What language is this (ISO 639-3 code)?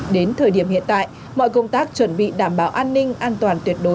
vie